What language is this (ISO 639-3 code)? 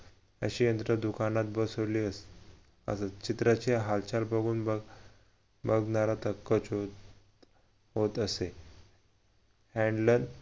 mar